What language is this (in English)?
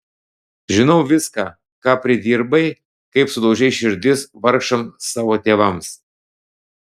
Lithuanian